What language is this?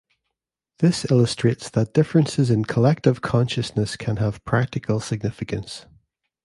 English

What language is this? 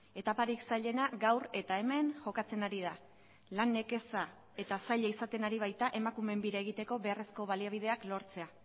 Basque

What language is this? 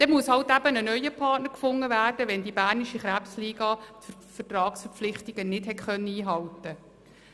Swiss German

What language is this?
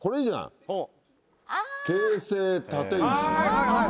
Japanese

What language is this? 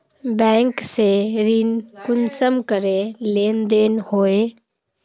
Magahi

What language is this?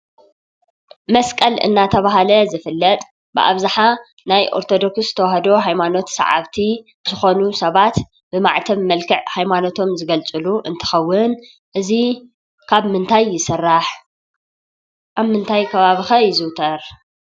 Tigrinya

